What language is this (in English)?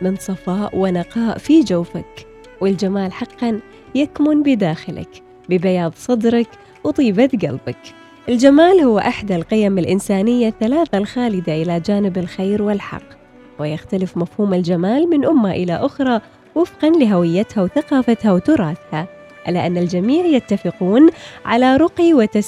Arabic